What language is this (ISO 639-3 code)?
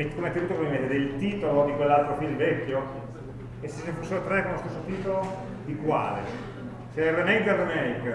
ita